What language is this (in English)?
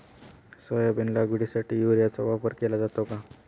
Marathi